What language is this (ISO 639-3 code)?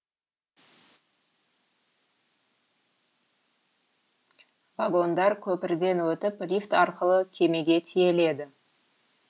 kaz